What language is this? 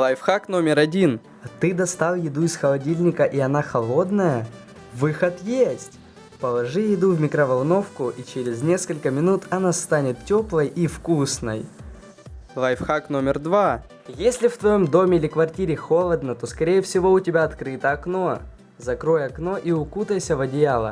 Russian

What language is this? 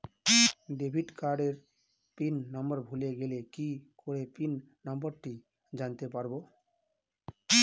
Bangla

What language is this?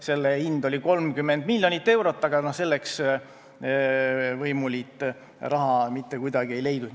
Estonian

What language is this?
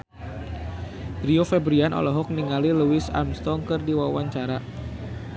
Sundanese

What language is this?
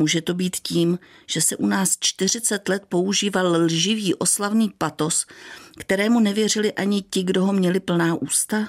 Czech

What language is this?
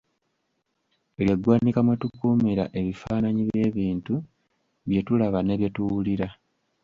Ganda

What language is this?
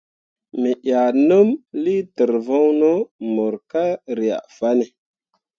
Mundang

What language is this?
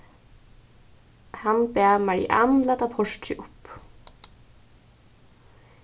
Faroese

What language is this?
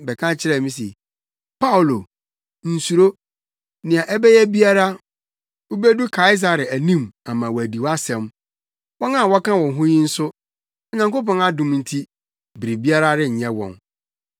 Akan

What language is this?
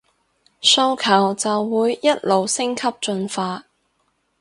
Cantonese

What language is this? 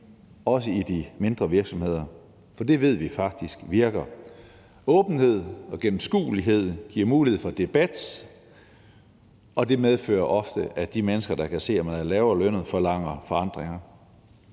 Danish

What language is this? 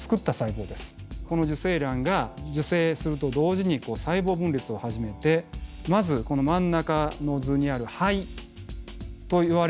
Japanese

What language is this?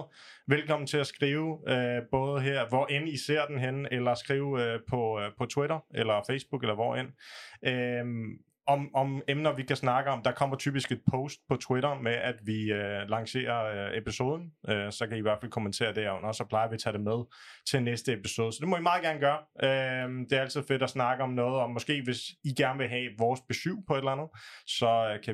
Danish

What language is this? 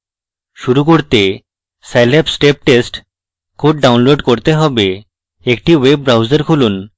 Bangla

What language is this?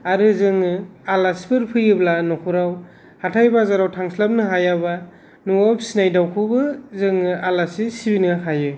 Bodo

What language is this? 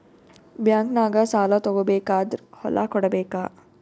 Kannada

